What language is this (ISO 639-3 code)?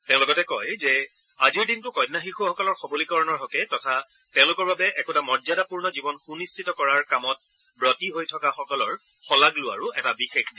asm